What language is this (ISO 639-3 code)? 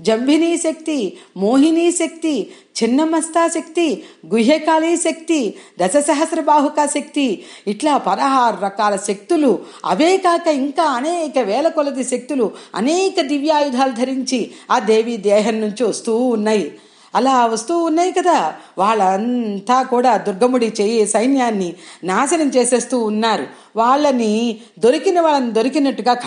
tel